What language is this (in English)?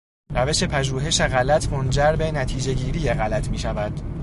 Persian